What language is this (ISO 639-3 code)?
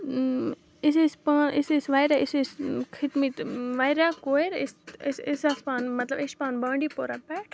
kas